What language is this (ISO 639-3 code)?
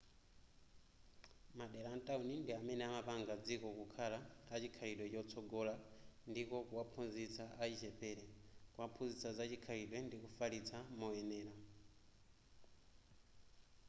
nya